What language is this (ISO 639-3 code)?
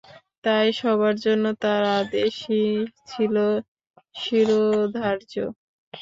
ben